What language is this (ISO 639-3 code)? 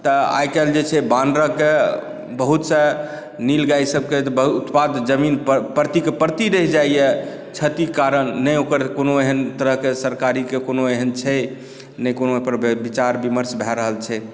mai